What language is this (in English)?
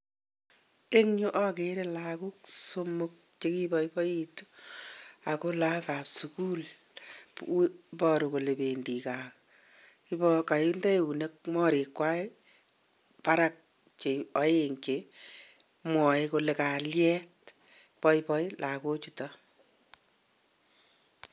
Kalenjin